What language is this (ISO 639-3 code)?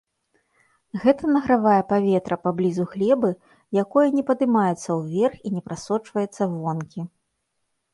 bel